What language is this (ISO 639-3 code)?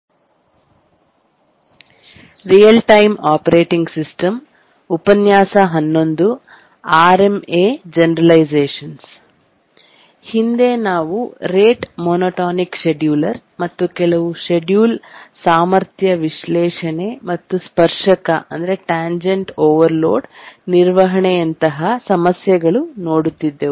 kan